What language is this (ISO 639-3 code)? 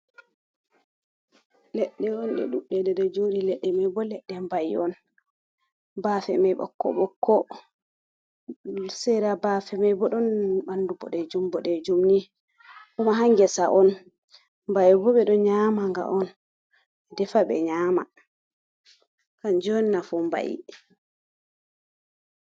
ful